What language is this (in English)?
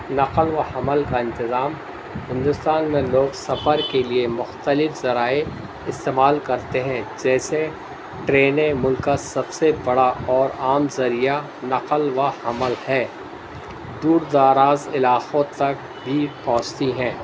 Urdu